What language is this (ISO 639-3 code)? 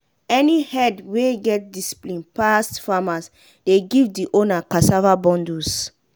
pcm